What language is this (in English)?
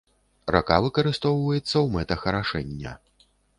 Belarusian